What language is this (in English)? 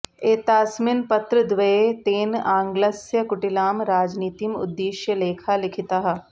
Sanskrit